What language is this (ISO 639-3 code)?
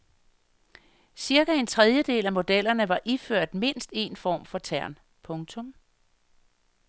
dan